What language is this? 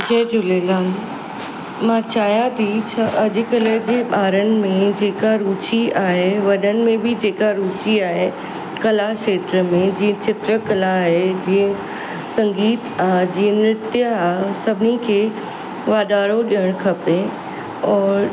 Sindhi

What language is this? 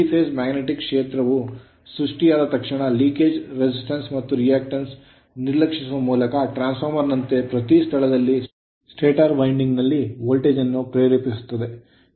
Kannada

